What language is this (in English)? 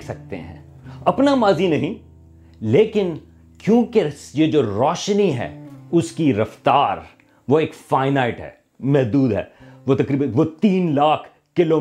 Urdu